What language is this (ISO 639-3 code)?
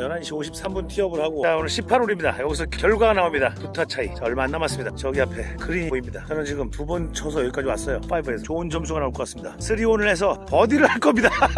kor